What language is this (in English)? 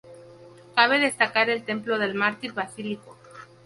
Spanish